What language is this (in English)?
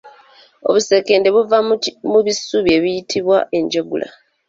Ganda